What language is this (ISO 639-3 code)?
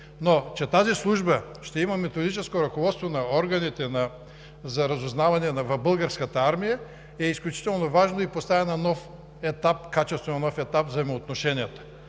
bul